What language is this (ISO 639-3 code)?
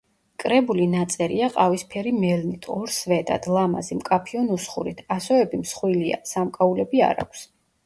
kat